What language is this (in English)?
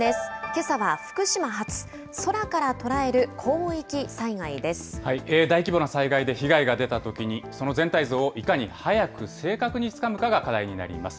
Japanese